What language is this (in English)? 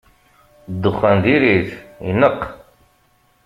Kabyle